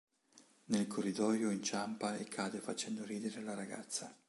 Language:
Italian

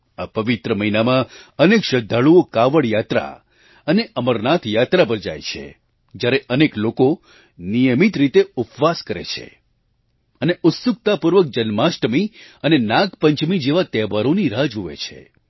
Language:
Gujarati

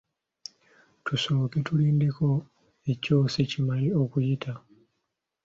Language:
Ganda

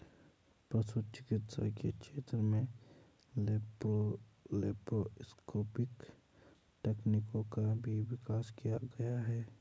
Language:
Hindi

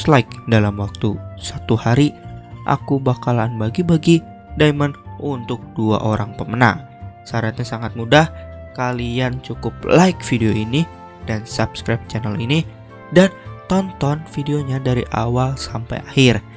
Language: Indonesian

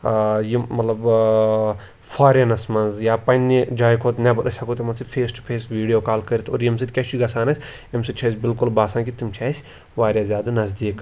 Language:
Kashmiri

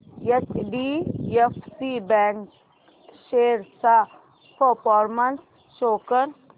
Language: Marathi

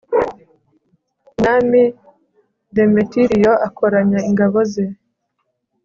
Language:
Kinyarwanda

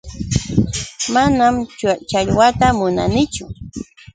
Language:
Yauyos Quechua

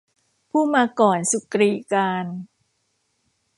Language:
Thai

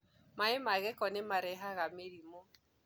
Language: Kikuyu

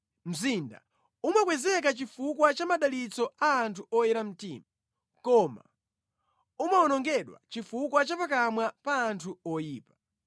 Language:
Nyanja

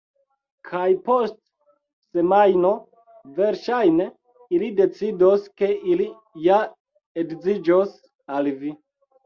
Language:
Esperanto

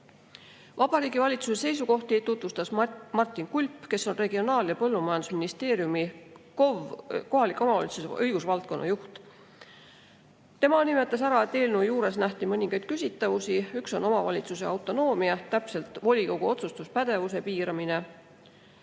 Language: Estonian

